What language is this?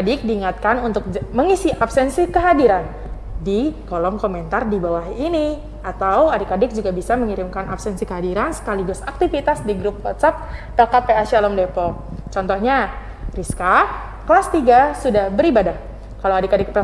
Indonesian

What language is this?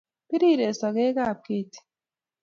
Kalenjin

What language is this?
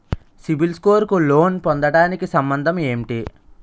Telugu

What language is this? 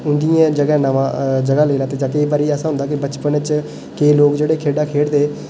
Dogri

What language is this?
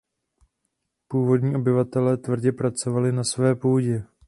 Czech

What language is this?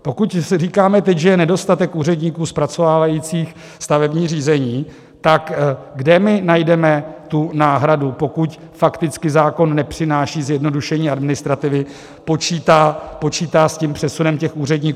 Czech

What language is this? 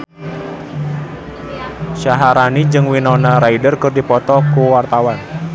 Sundanese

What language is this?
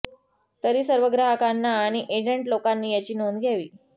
Marathi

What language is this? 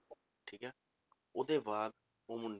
Punjabi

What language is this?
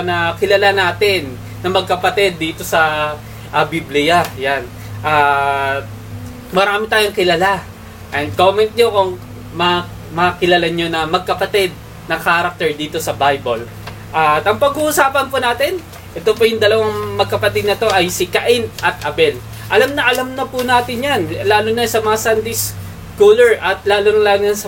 Filipino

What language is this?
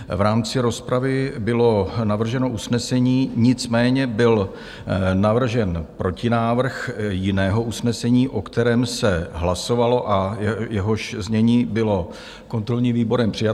Czech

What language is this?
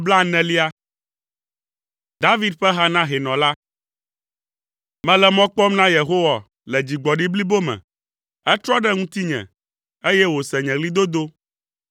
Ewe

